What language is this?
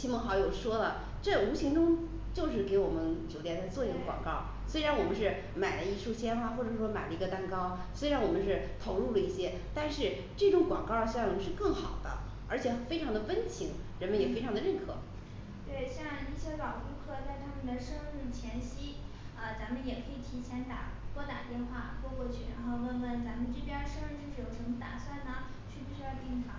Chinese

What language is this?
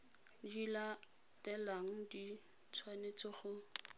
Tswana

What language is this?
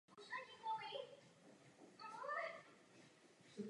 Czech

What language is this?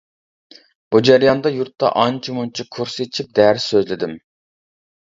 Uyghur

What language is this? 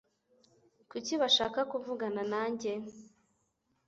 Kinyarwanda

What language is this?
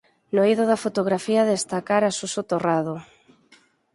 Galician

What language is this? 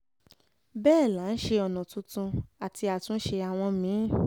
Yoruba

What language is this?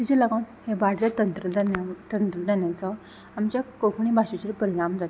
Konkani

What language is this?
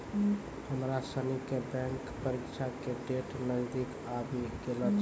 Maithili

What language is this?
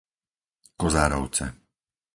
Slovak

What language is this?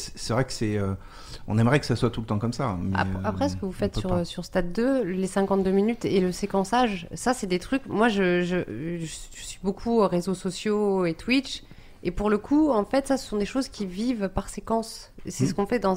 French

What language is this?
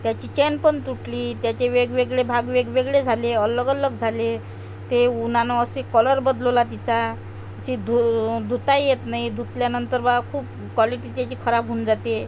Marathi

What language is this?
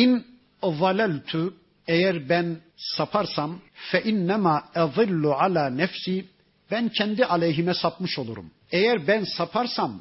Turkish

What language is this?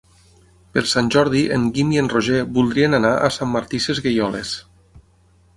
Catalan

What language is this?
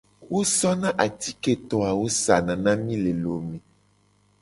Gen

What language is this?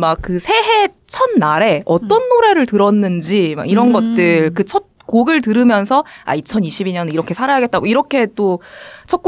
Korean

